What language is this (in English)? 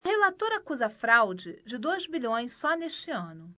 Portuguese